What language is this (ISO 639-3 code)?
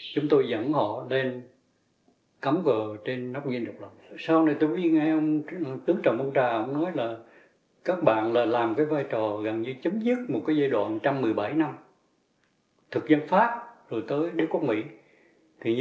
vie